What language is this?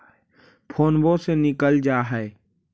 Magahi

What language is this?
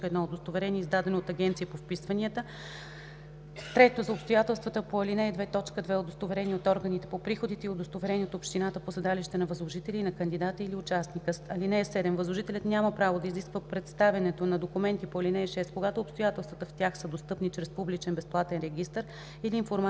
Bulgarian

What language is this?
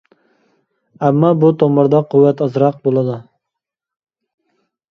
Uyghur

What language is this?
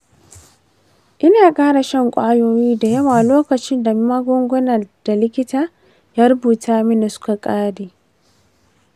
Hausa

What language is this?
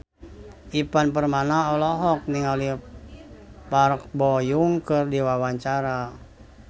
Sundanese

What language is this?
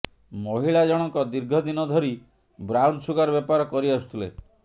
Odia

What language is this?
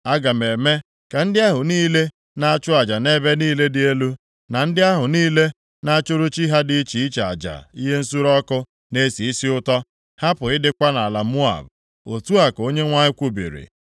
Igbo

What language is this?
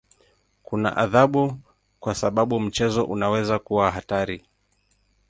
Swahili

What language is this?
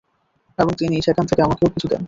Bangla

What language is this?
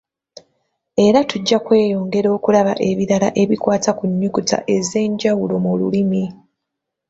Ganda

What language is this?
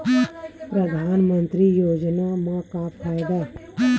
Chhattisgarhi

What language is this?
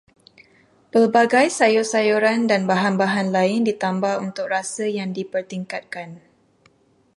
Malay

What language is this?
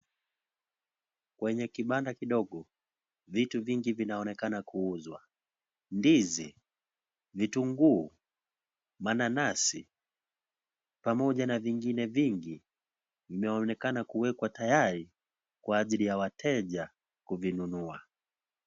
Swahili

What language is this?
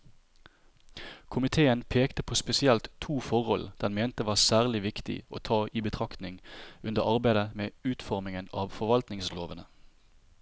Norwegian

